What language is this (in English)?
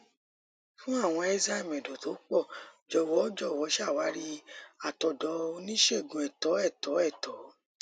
Yoruba